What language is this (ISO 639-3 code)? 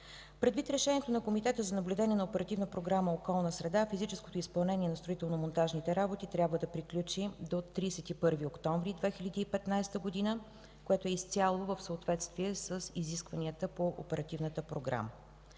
bul